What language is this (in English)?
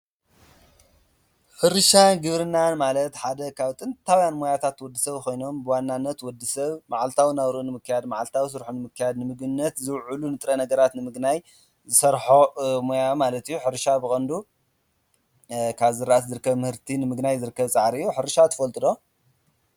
Tigrinya